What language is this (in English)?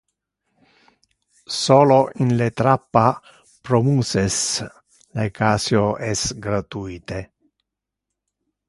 Interlingua